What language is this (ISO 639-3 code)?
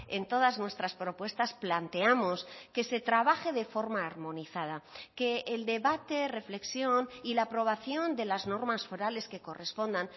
spa